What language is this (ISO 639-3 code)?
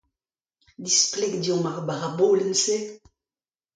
bre